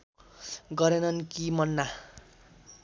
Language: Nepali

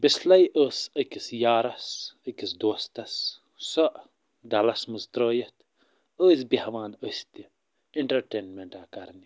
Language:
Kashmiri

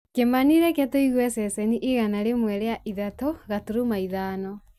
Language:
Kikuyu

